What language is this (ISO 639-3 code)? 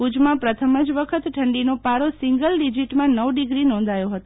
guj